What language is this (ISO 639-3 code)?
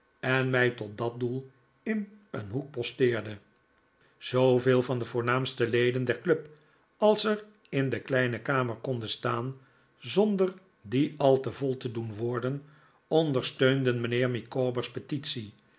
nld